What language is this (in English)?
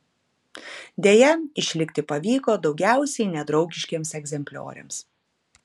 Lithuanian